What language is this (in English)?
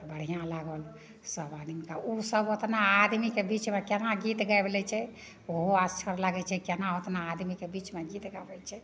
Maithili